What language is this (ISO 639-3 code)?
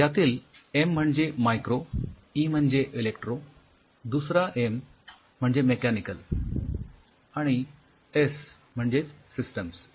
mar